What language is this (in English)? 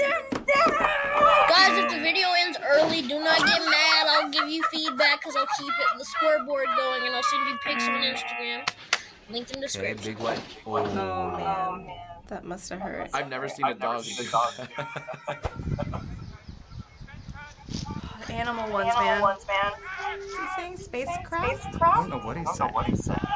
English